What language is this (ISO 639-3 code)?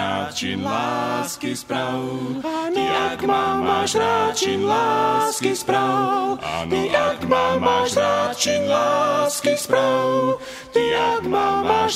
slk